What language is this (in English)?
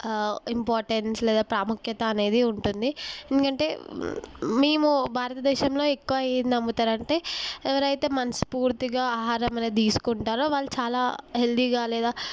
Telugu